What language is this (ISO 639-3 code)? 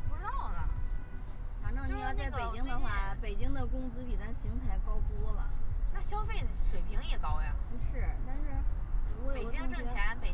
zho